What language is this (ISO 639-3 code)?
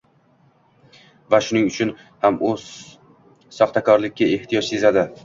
uzb